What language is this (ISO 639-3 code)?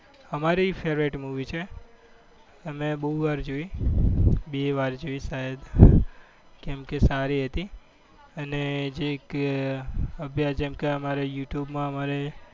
guj